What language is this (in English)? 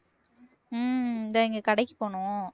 Tamil